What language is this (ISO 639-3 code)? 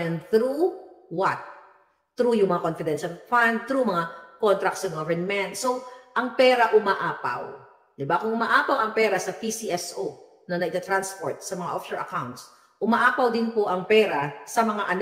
fil